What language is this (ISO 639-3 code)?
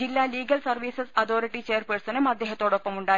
mal